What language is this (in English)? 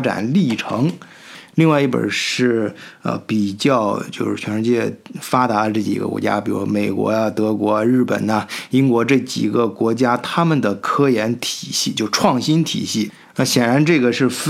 Chinese